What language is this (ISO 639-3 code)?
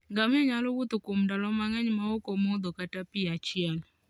luo